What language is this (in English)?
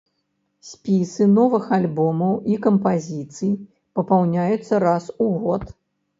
Belarusian